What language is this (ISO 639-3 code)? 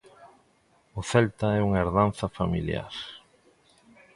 glg